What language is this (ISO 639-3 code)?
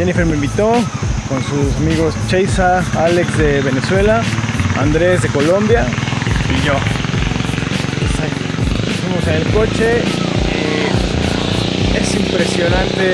spa